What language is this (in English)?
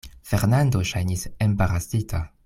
Esperanto